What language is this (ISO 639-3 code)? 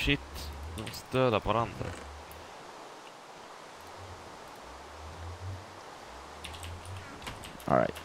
swe